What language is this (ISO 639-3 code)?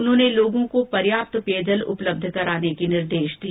hin